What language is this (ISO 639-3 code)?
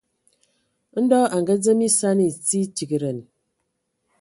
ewo